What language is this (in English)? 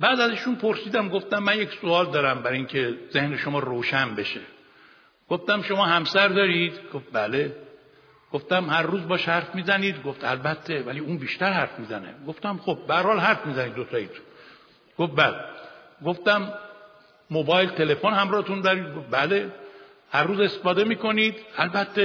Persian